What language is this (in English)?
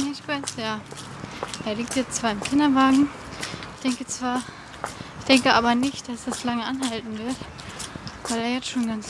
German